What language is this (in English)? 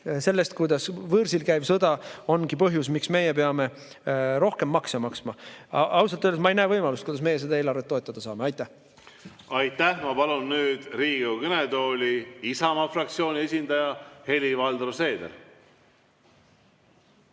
Estonian